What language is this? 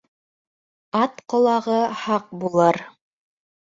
Bashkir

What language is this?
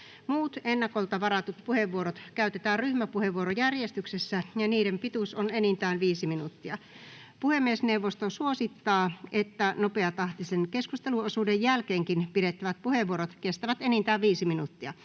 Finnish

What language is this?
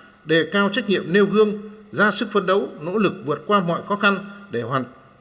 Vietnamese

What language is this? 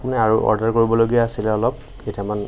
Assamese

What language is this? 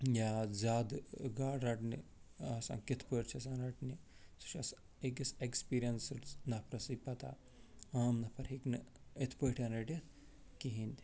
Kashmiri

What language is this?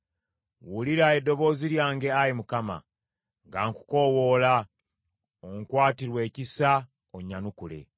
Ganda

